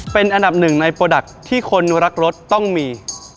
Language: Thai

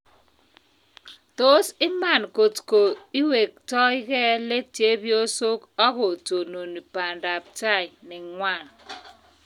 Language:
Kalenjin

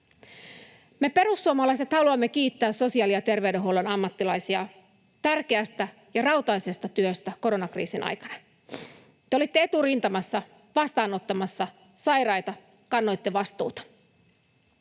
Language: Finnish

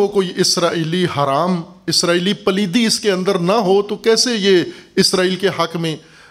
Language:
Urdu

